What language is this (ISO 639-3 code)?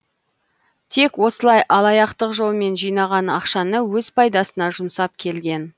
kaz